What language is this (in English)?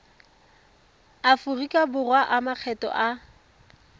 Tswana